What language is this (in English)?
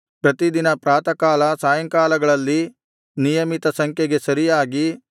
Kannada